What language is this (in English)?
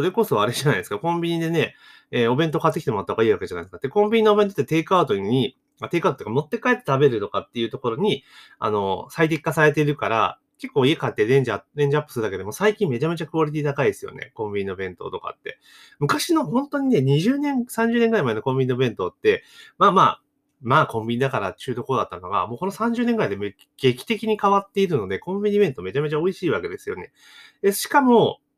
Japanese